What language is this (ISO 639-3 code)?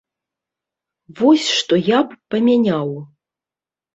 bel